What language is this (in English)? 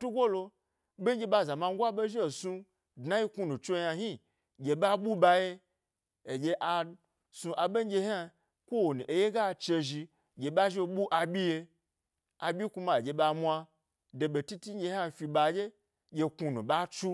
Gbari